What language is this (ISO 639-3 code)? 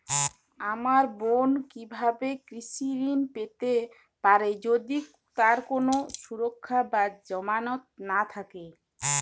ben